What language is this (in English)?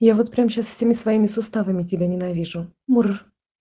Russian